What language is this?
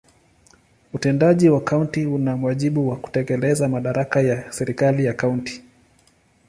Swahili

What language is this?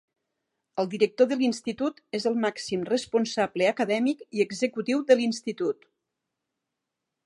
Catalan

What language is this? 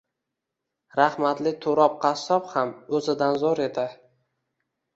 Uzbek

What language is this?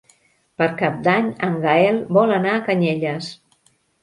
Catalan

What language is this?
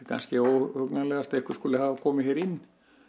Icelandic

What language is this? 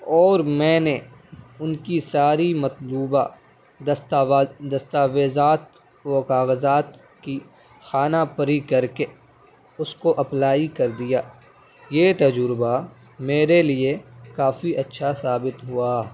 Urdu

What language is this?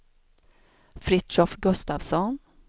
Swedish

